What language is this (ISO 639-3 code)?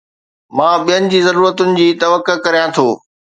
snd